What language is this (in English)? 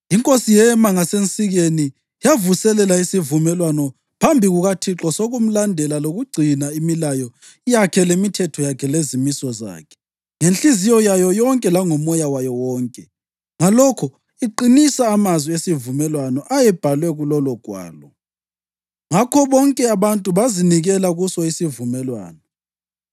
North Ndebele